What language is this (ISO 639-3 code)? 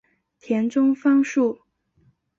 zho